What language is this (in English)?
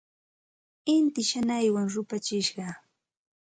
Santa Ana de Tusi Pasco Quechua